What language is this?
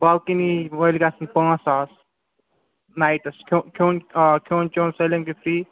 Kashmiri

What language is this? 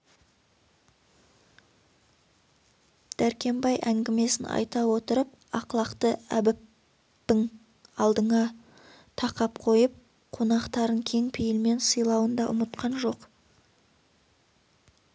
Kazakh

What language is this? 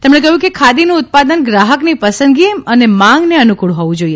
Gujarati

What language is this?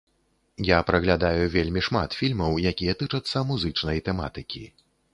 Belarusian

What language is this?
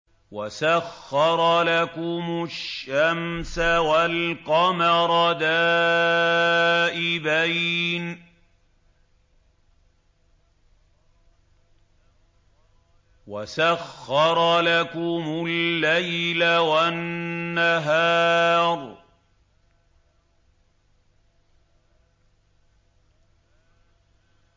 Arabic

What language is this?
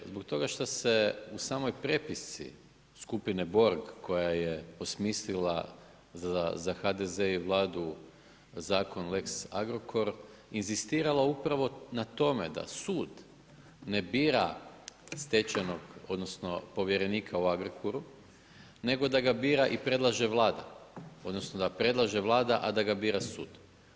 Croatian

